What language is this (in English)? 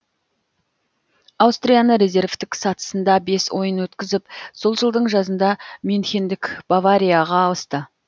Kazakh